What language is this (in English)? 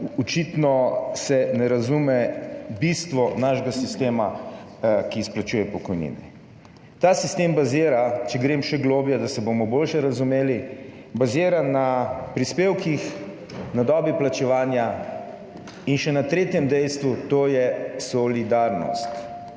Slovenian